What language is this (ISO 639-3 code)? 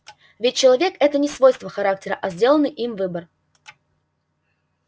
rus